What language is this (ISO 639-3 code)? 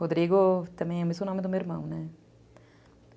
por